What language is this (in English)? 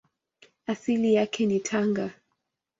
Swahili